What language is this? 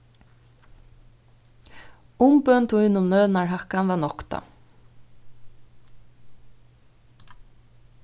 Faroese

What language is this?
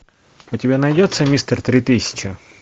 Russian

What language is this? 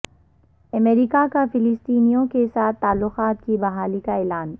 Urdu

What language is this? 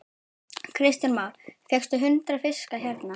Icelandic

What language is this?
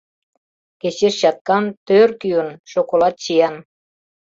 Mari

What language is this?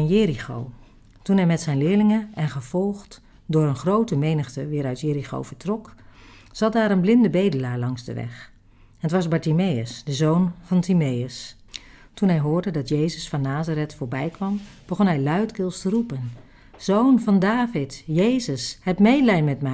Dutch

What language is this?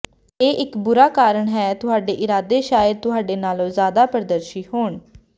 Punjabi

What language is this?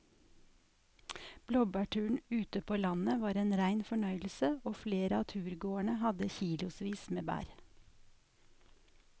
Norwegian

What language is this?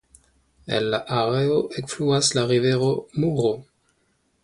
Esperanto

